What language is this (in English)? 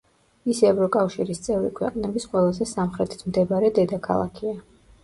Georgian